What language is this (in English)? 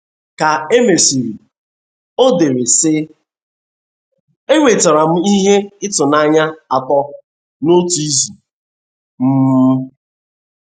Igbo